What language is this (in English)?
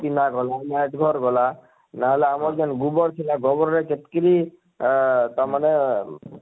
Odia